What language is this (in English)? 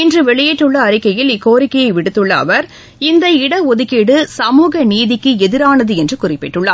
Tamil